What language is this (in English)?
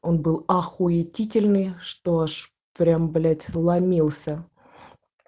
Russian